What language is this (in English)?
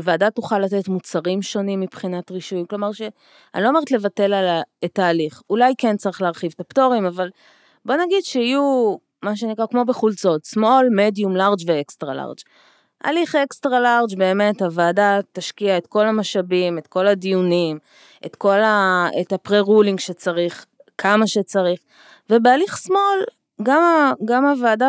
Hebrew